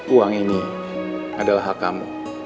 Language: Indonesian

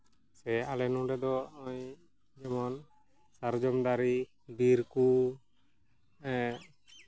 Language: Santali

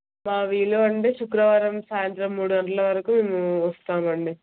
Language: Telugu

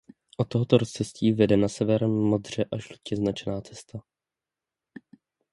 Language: Czech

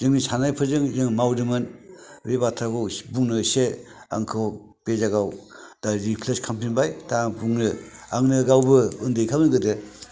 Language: Bodo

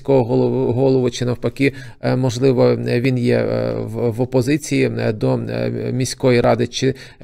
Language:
Ukrainian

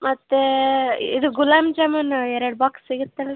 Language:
Kannada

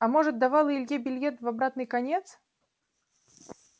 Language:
Russian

